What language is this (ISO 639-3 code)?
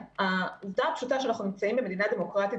heb